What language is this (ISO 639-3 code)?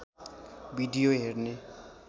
nep